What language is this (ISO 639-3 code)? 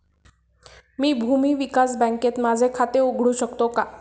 mar